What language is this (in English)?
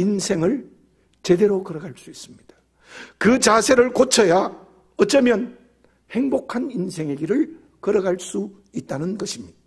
Korean